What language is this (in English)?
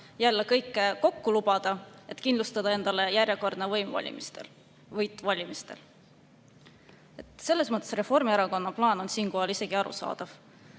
Estonian